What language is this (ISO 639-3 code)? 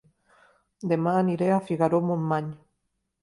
cat